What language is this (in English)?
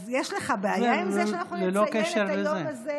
Hebrew